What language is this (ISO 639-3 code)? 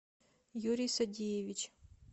rus